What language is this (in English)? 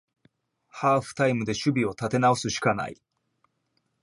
Japanese